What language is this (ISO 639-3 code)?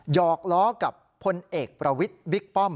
tha